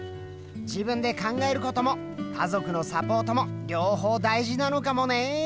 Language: Japanese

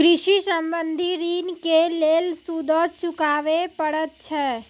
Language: Maithili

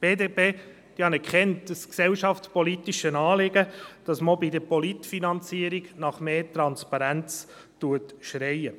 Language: Swiss German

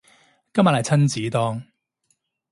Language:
Cantonese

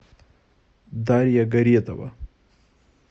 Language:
Russian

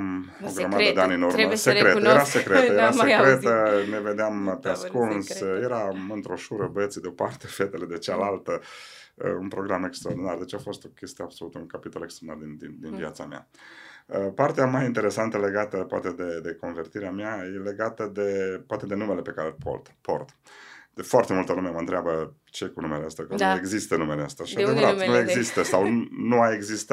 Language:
Romanian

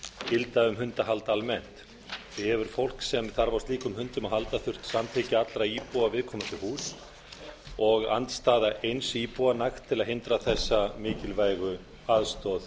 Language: Icelandic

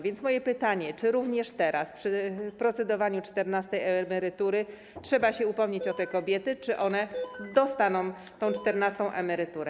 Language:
Polish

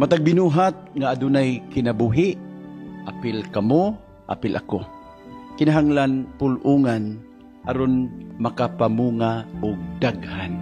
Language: Filipino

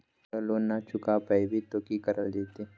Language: Magahi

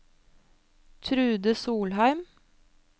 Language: Norwegian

